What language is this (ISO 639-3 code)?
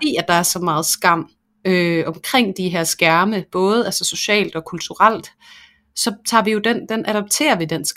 dan